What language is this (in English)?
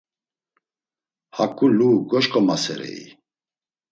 Laz